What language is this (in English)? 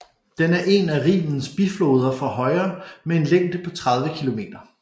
Danish